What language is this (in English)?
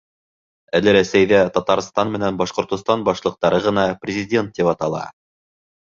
Bashkir